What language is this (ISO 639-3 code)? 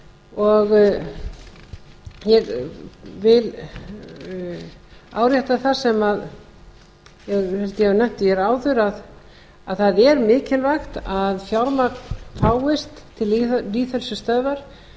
isl